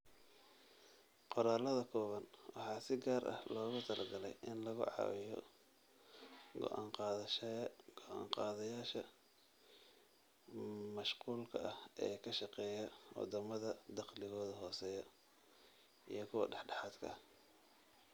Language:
Somali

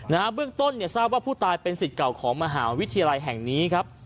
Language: Thai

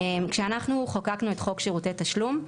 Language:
Hebrew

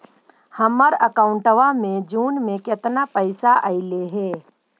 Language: Magahi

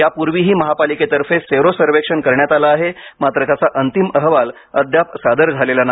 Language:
Marathi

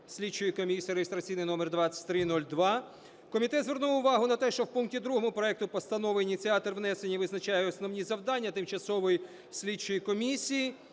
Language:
Ukrainian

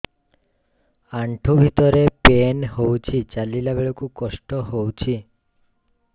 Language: Odia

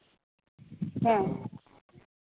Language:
Santali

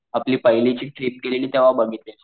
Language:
Marathi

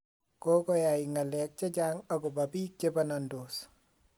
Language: Kalenjin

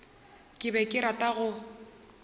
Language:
Northern Sotho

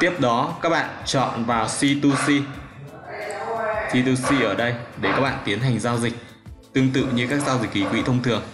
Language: Vietnamese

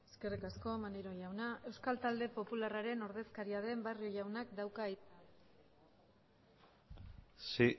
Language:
Basque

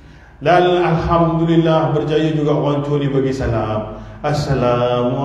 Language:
Malay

